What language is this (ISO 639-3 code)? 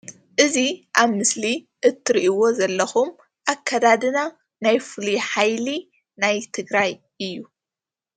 tir